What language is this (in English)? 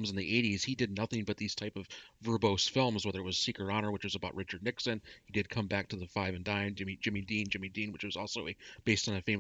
English